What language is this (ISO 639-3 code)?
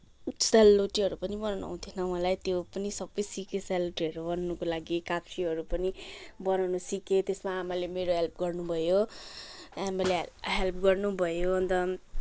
nep